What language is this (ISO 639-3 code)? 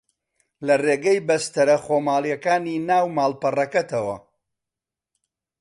ckb